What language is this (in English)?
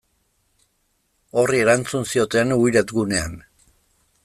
Basque